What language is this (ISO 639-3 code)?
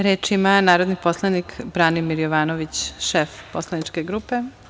srp